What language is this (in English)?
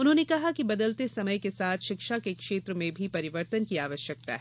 Hindi